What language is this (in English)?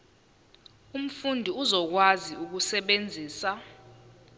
Zulu